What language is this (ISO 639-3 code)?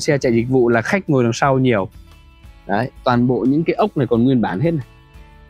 vie